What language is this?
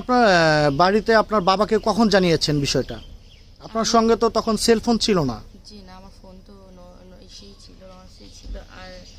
Bangla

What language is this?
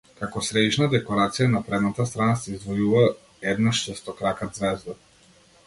Macedonian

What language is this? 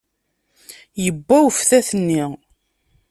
Kabyle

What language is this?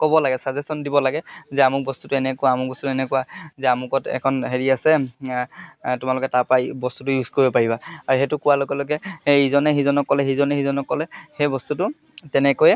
Assamese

